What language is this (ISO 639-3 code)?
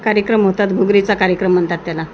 mar